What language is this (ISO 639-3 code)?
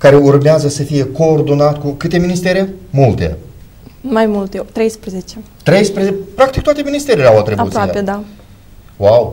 ron